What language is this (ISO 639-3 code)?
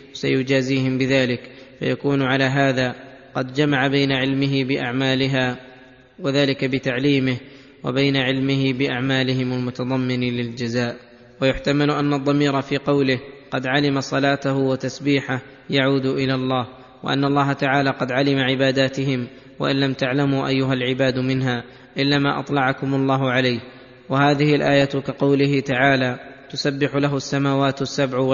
ara